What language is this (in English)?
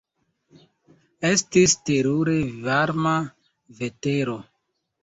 Esperanto